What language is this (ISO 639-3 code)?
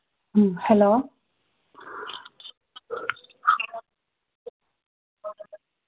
mni